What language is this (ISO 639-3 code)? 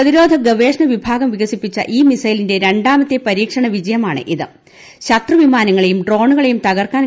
mal